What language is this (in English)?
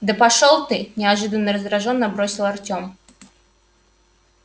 Russian